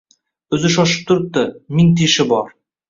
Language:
Uzbek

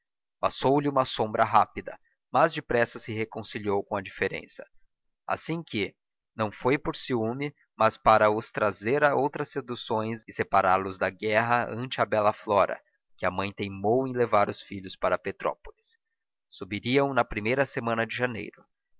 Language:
Portuguese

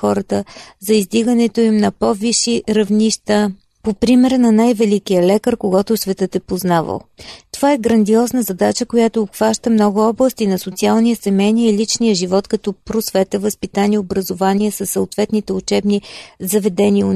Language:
Bulgarian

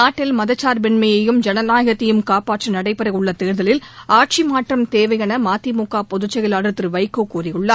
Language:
Tamil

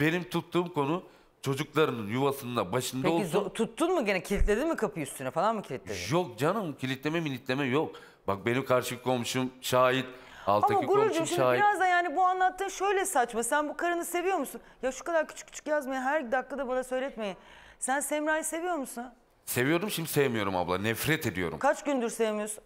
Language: Turkish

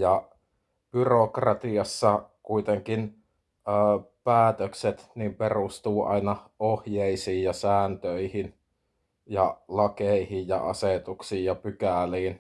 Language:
Finnish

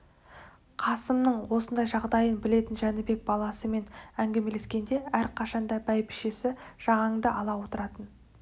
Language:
Kazakh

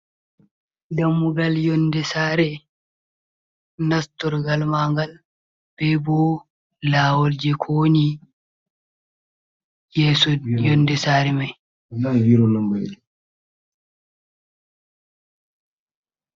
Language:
Fula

